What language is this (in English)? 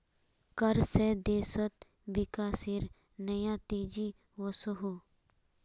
Magahi